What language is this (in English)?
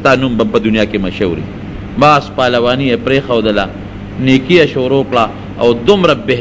Arabic